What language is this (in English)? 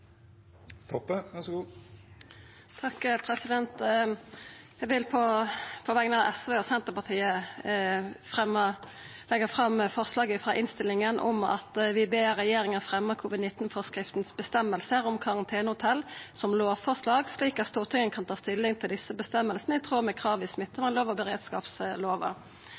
Norwegian Nynorsk